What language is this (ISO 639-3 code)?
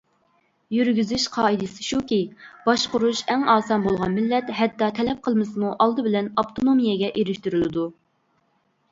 uig